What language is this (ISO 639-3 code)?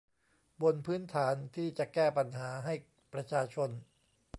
tha